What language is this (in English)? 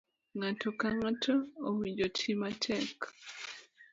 Luo (Kenya and Tanzania)